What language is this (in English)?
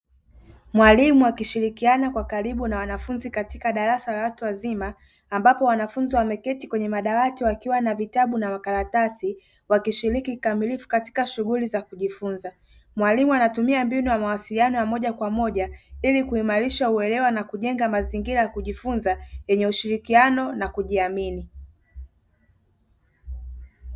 Swahili